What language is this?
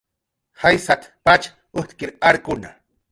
Jaqaru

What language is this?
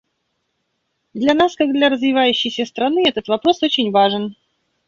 Russian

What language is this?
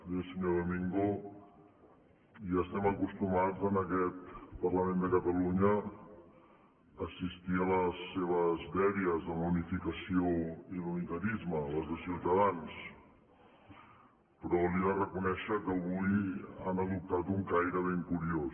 Catalan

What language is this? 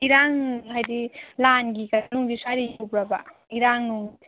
Manipuri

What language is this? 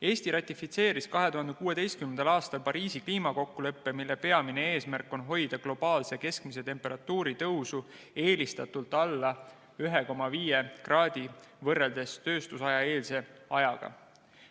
Estonian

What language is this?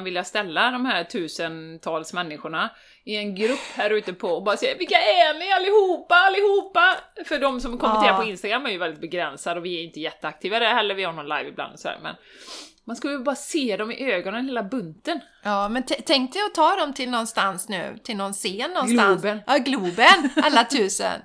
Swedish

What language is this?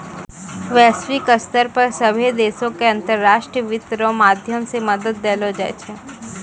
Maithili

